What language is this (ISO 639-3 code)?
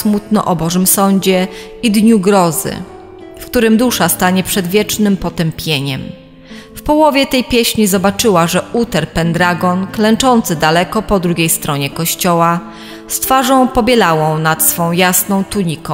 pol